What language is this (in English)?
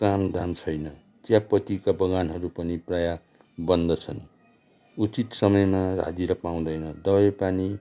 Nepali